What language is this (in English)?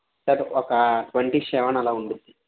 Telugu